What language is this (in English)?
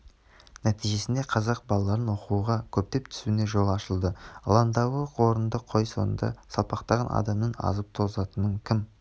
Kazakh